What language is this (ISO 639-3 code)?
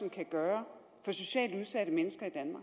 dan